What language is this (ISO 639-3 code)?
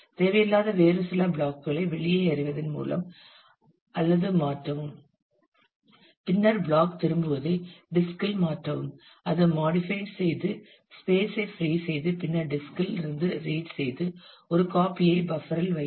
tam